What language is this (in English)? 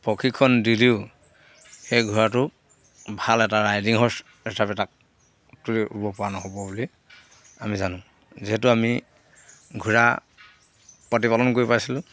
Assamese